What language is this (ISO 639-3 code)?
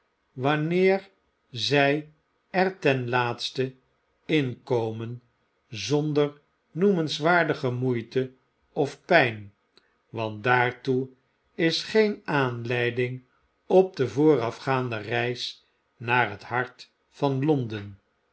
nld